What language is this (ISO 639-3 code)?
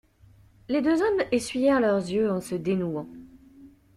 fra